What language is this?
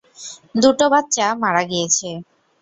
Bangla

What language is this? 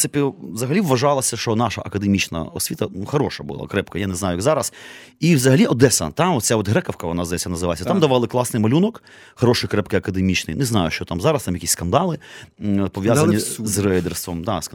Ukrainian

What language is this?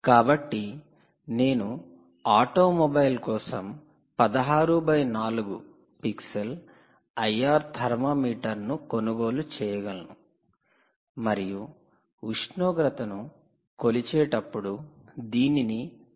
Telugu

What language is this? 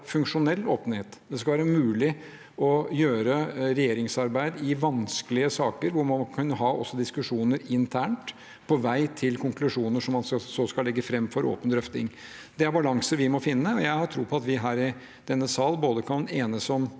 Norwegian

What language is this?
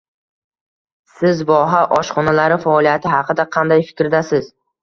Uzbek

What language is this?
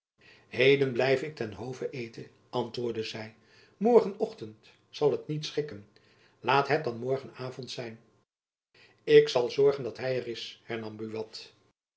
Dutch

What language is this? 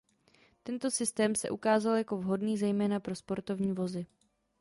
Czech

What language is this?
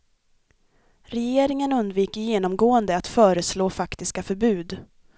Swedish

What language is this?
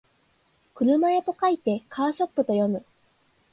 Japanese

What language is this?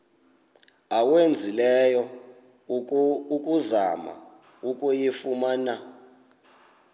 Xhosa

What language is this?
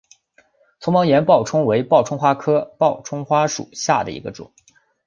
Chinese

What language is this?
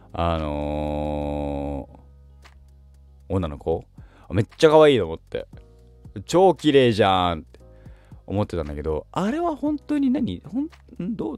Japanese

